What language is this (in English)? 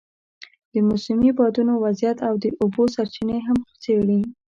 Pashto